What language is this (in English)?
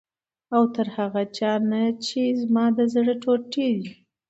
Pashto